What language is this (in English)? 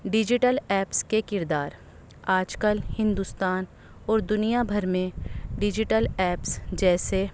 Urdu